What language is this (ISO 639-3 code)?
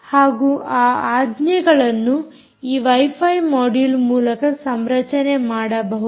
kan